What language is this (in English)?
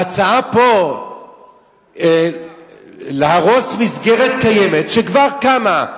Hebrew